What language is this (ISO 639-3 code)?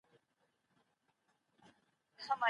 pus